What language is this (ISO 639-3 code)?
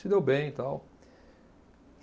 por